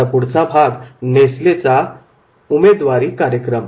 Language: Marathi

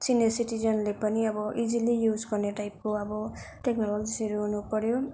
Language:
Nepali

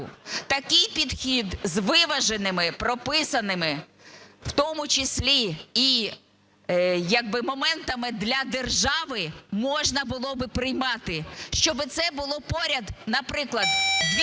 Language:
Ukrainian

